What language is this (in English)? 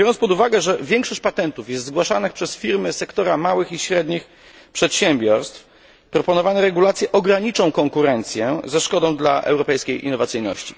Polish